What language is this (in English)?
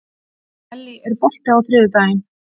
Icelandic